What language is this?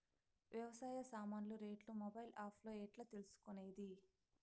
Telugu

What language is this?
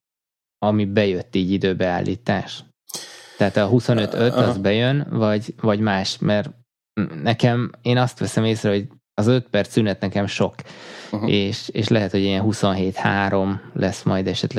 Hungarian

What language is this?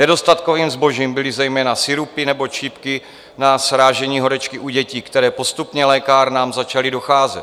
Czech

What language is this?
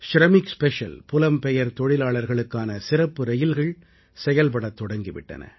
Tamil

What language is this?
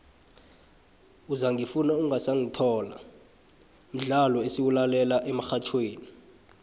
South Ndebele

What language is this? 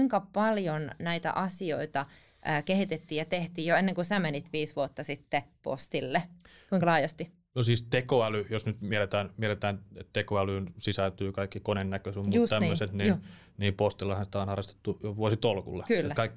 Finnish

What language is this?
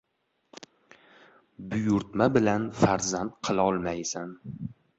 Uzbek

